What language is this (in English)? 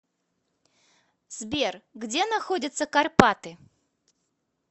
Russian